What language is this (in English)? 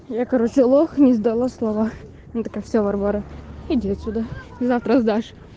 Russian